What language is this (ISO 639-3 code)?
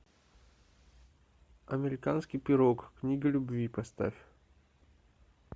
rus